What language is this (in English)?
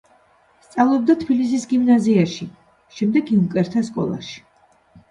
Georgian